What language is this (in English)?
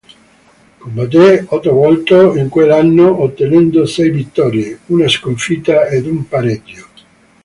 Italian